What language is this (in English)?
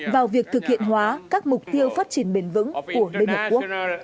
Vietnamese